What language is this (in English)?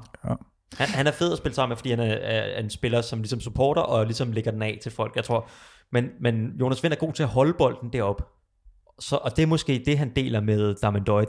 Danish